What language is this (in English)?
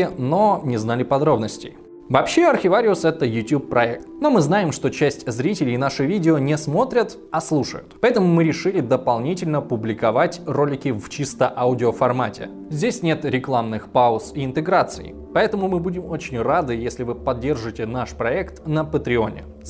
Russian